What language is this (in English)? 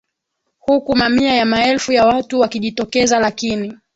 Swahili